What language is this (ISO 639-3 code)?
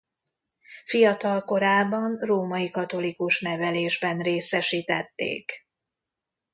hun